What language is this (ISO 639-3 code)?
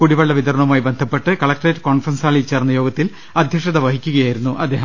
mal